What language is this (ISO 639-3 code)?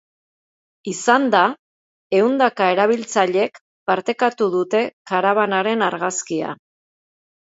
eus